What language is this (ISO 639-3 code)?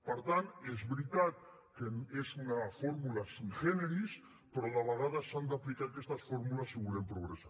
cat